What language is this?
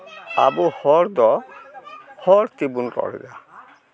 Santali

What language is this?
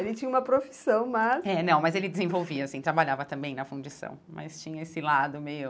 Portuguese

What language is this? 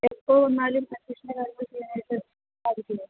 Malayalam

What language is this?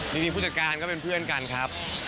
Thai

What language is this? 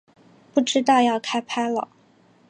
Chinese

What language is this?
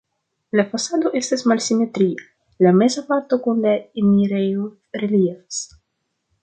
Esperanto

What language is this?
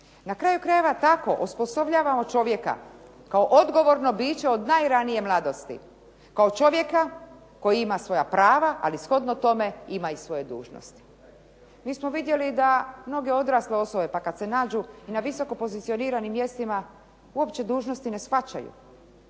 Croatian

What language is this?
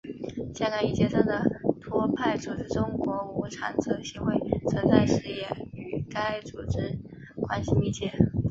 Chinese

